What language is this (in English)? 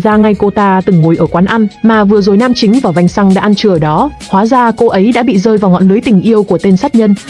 Vietnamese